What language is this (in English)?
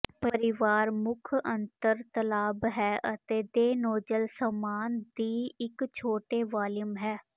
Punjabi